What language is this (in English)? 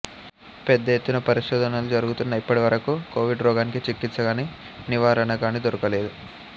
Telugu